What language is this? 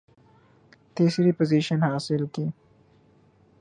Urdu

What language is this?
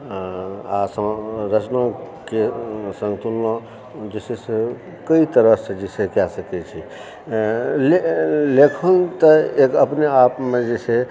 Maithili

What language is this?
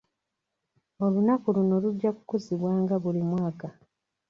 Ganda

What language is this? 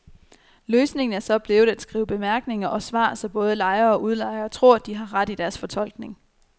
Danish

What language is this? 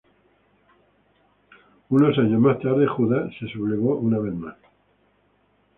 Spanish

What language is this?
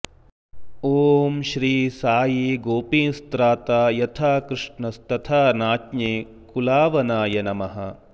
Sanskrit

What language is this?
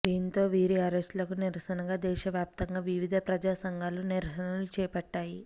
Telugu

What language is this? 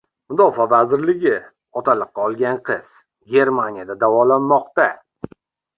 Uzbek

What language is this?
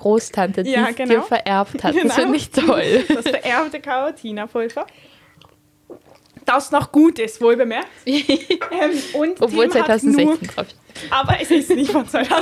German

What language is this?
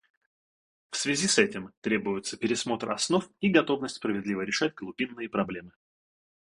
Russian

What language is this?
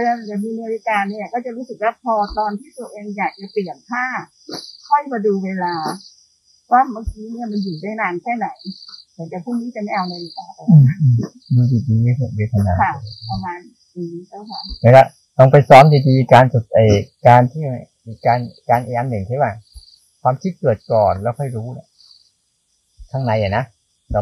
Thai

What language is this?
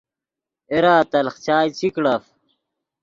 Yidgha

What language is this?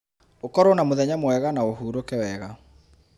Kikuyu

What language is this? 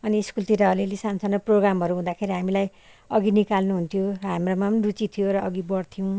Nepali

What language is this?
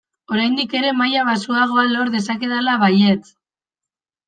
Basque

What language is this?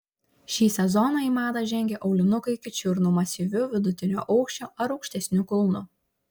Lithuanian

